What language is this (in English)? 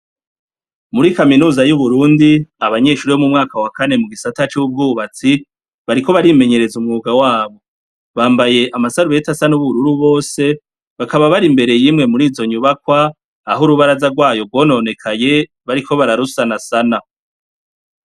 Rundi